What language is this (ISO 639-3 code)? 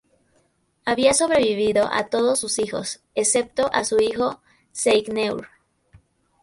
spa